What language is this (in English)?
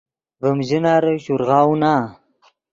Yidgha